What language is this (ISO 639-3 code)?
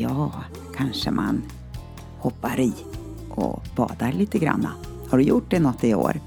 swe